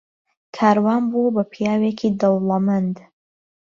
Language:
Central Kurdish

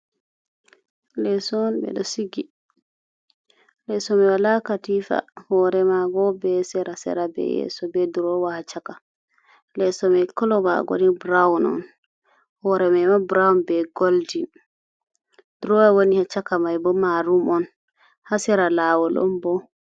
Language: Fula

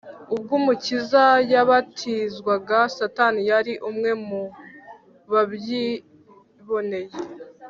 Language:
Kinyarwanda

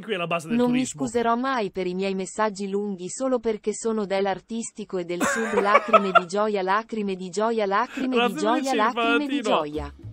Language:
Italian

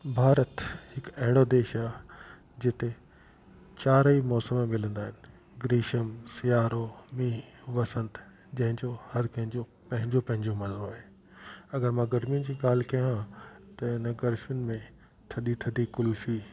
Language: Sindhi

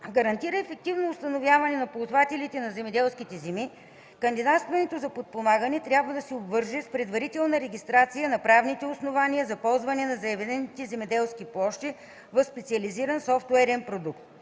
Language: Bulgarian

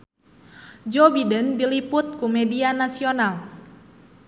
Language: Sundanese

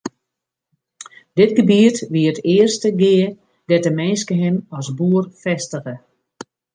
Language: Western Frisian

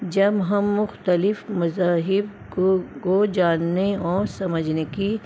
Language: Urdu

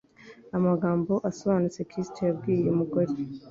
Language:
Kinyarwanda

